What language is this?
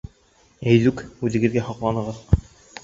Bashkir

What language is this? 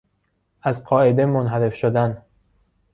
Persian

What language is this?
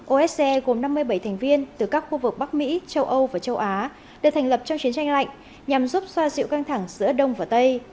Vietnamese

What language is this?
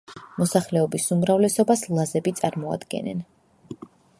Georgian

